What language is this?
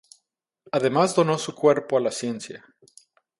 Spanish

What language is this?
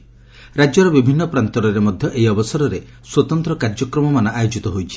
Odia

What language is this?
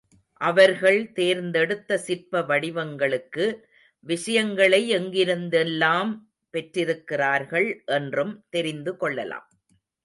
Tamil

